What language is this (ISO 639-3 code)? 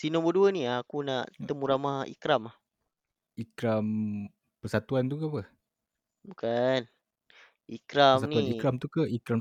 msa